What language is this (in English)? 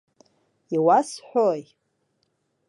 Abkhazian